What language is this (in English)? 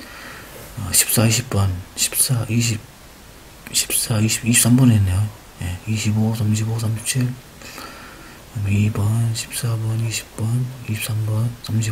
Korean